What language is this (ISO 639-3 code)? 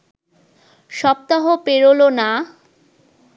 ben